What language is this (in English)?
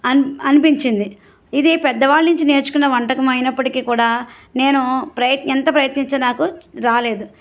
Telugu